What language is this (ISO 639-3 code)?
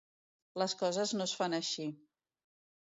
cat